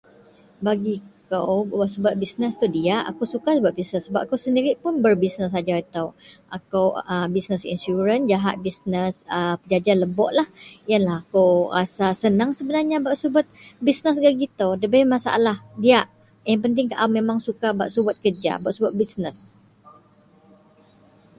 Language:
Central Melanau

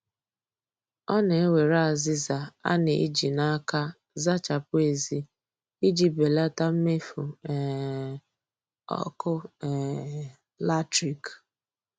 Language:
Igbo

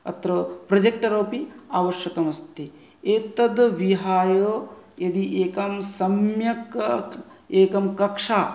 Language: Sanskrit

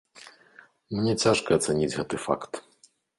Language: Belarusian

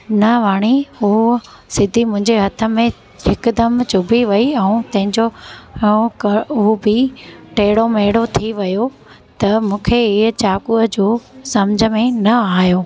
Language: Sindhi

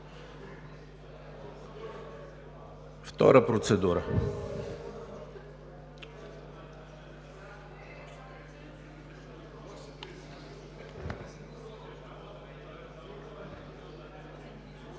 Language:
Bulgarian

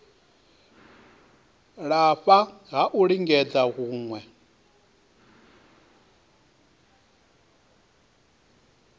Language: Venda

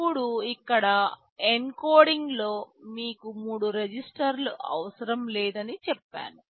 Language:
Telugu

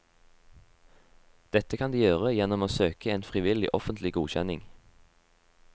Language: Norwegian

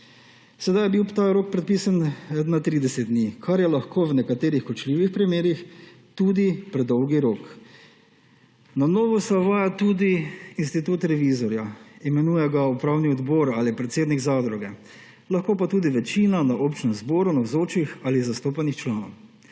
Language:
Slovenian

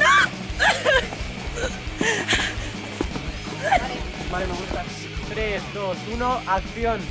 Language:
Spanish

